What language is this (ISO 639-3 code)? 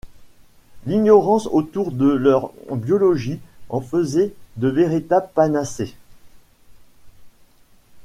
fra